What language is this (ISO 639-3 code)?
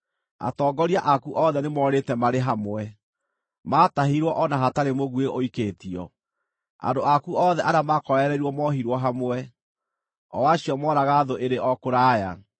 kik